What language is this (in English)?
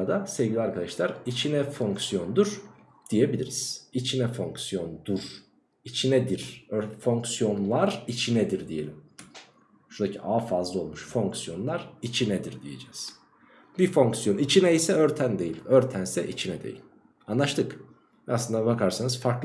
Turkish